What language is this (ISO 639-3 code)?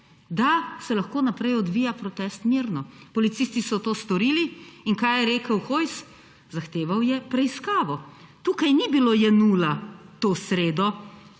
slv